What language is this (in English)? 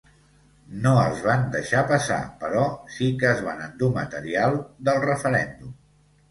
Catalan